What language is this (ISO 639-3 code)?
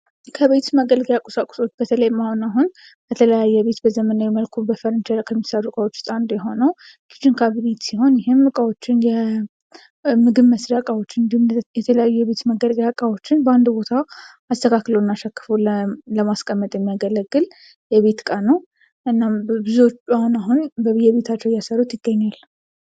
amh